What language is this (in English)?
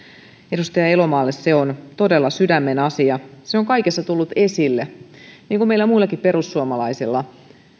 Finnish